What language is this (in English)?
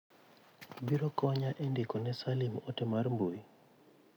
Luo (Kenya and Tanzania)